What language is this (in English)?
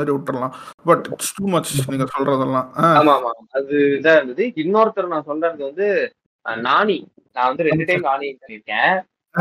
Tamil